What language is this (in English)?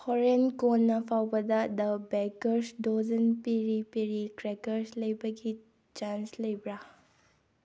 Manipuri